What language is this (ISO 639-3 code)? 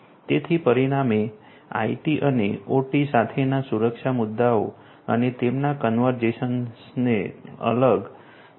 guj